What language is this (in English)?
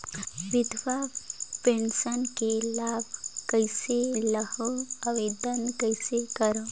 Chhattisgarhi